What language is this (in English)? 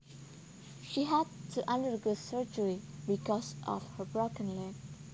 Javanese